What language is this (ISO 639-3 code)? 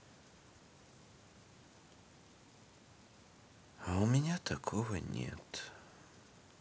rus